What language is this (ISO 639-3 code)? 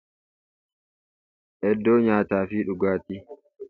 orm